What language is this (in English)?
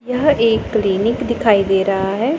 Hindi